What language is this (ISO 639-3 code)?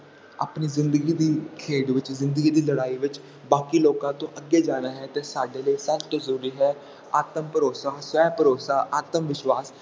pan